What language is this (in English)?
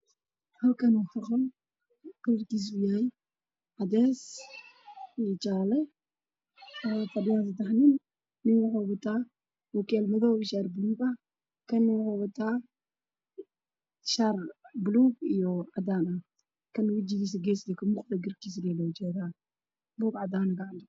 Somali